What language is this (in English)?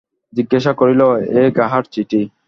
Bangla